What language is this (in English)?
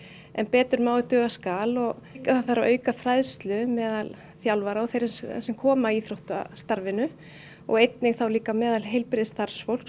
Icelandic